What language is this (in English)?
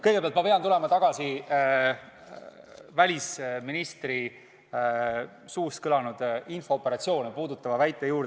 Estonian